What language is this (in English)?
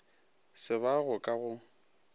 Northern Sotho